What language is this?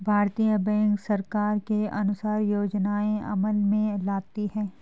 Hindi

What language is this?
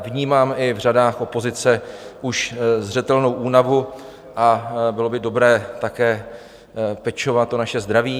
Czech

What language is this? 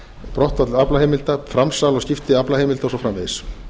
Icelandic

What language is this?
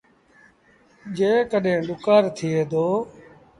Sindhi Bhil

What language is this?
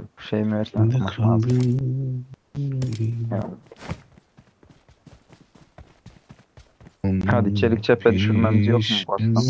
Turkish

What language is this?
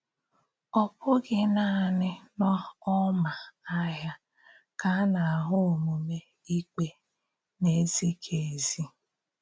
Igbo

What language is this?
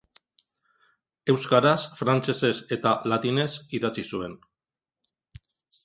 Basque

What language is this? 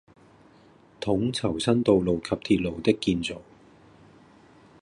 Cantonese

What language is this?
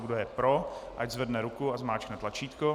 Czech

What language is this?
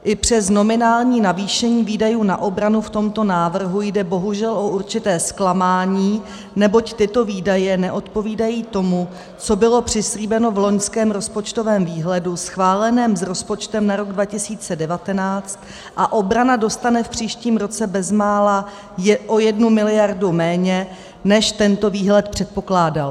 Czech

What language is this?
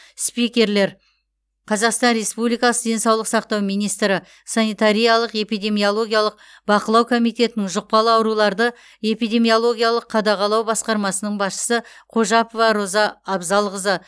Kazakh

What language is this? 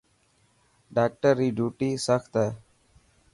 Dhatki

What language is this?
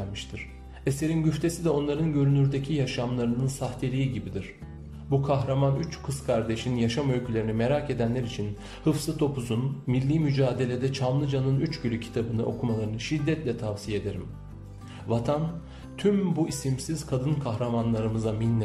Turkish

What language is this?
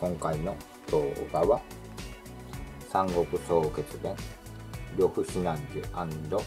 Japanese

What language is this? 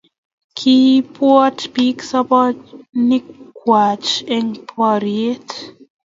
Kalenjin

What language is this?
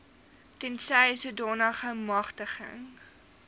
Afrikaans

